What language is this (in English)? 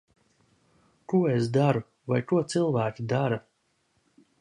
Latvian